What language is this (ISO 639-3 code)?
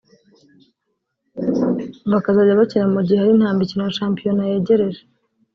kin